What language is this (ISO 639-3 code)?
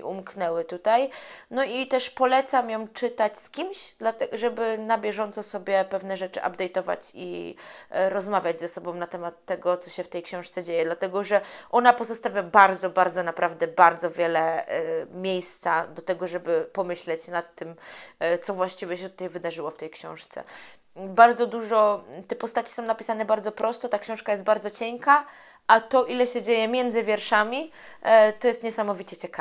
pol